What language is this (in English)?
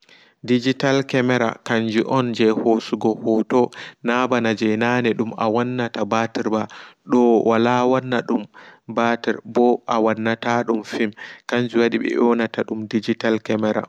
Fula